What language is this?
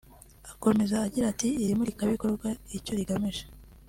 Kinyarwanda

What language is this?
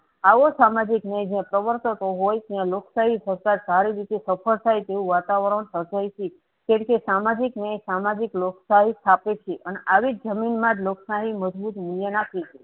Gujarati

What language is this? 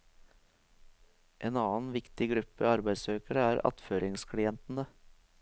Norwegian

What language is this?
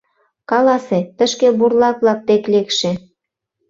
Mari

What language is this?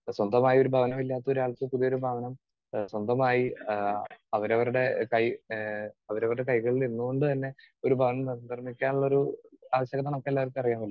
Malayalam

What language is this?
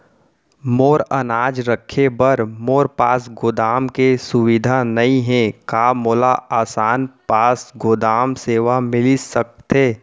Chhattisgarhi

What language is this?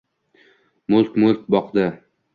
Uzbek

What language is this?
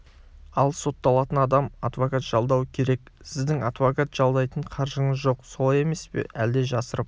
Kazakh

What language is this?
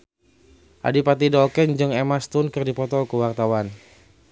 Sundanese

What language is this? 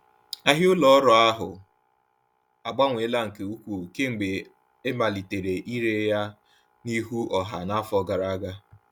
Igbo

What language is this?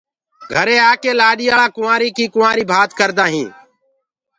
Gurgula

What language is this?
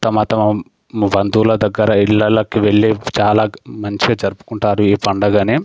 Telugu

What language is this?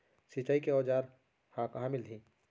Chhattisgarhi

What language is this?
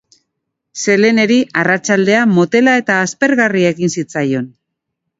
Basque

